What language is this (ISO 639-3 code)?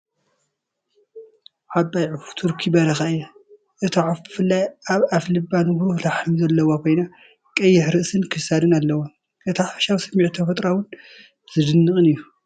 tir